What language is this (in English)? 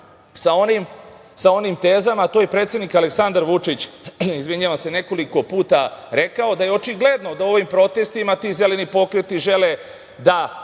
Serbian